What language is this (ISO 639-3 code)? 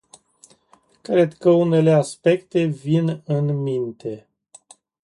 ron